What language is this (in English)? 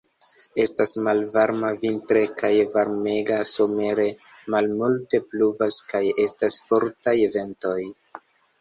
Esperanto